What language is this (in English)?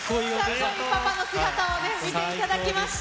Japanese